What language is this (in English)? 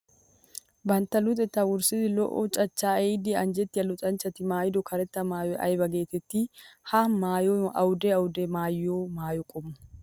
Wolaytta